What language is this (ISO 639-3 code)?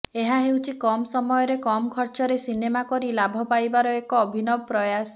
ori